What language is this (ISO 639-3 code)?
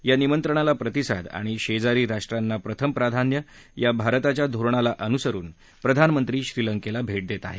mar